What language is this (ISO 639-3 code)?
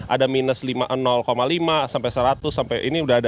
ind